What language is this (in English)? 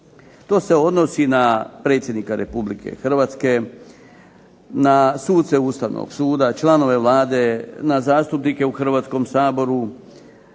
Croatian